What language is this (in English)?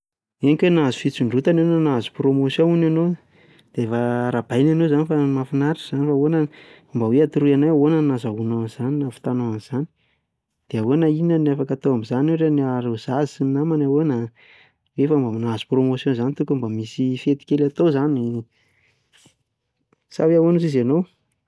Malagasy